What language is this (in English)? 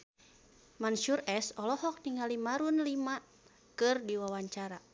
Sundanese